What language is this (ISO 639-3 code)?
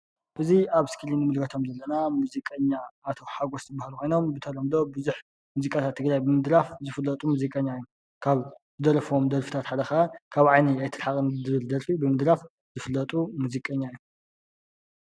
tir